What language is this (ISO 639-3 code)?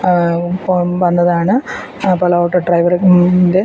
mal